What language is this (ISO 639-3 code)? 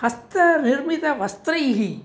san